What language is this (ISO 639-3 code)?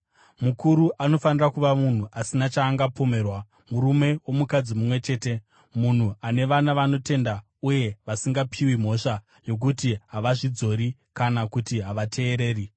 sna